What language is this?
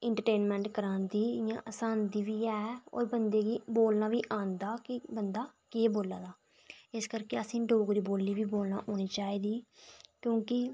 Dogri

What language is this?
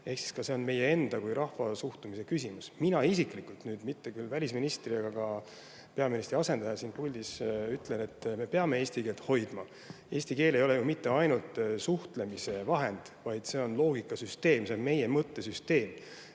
Estonian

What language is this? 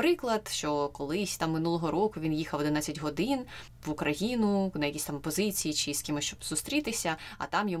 Ukrainian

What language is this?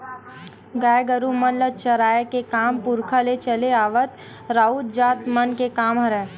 Chhattisgarhi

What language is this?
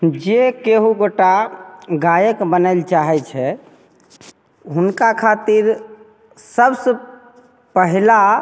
Maithili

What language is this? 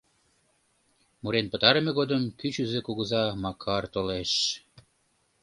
Mari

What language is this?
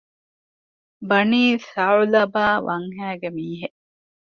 Divehi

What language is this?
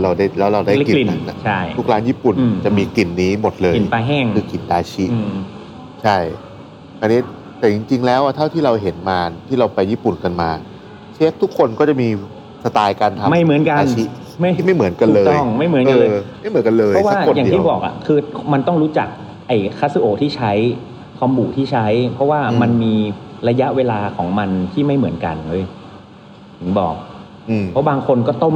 Thai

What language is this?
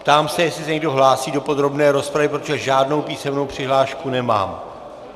Czech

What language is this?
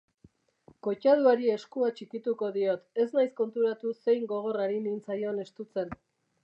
Basque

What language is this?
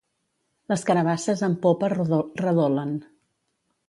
Catalan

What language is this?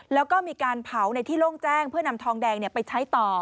Thai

